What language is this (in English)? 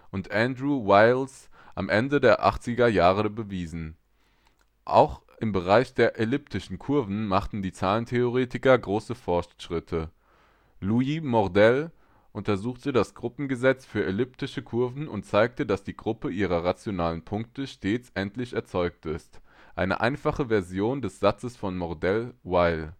German